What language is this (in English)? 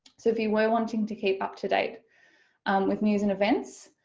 English